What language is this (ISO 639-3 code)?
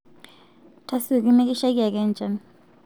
mas